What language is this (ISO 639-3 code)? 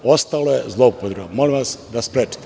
srp